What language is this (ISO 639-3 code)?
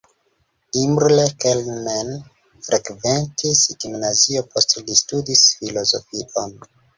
epo